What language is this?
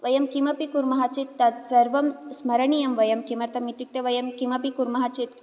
Sanskrit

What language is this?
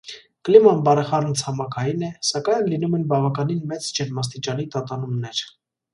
Armenian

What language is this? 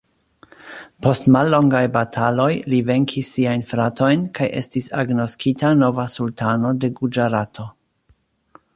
Esperanto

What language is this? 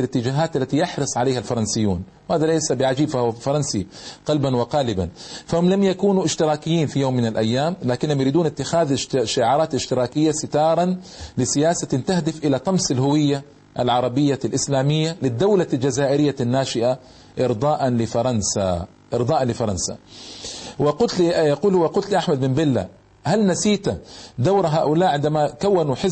Arabic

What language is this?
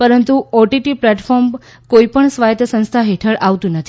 Gujarati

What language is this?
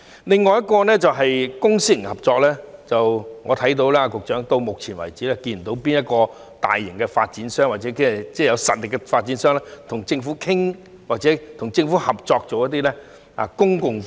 Cantonese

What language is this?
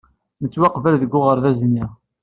Kabyle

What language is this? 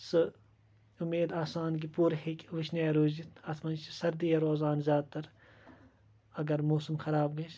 Kashmiri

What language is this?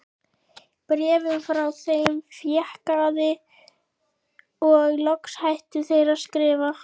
Icelandic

